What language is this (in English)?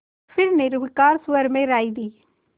Hindi